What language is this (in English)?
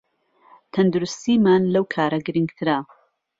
Central Kurdish